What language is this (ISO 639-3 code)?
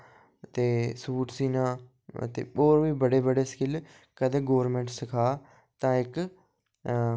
doi